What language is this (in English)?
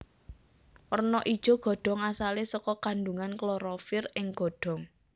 Javanese